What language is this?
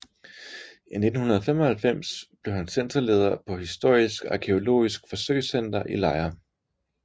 Danish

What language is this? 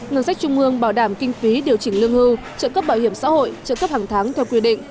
Vietnamese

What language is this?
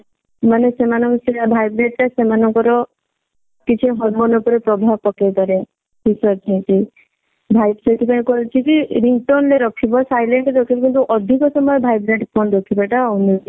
Odia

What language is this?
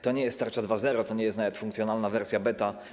Polish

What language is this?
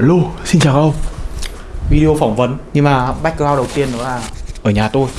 Vietnamese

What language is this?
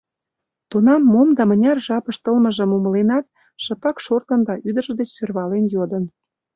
Mari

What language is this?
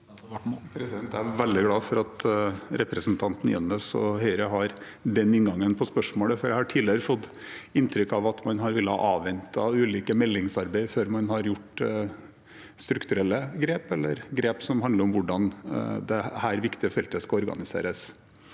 Norwegian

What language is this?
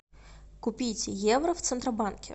Russian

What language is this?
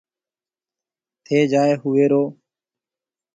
Marwari (Pakistan)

